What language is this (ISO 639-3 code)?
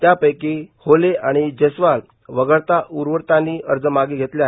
mar